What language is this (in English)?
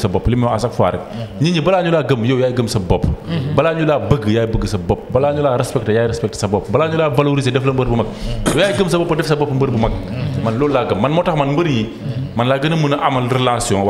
Indonesian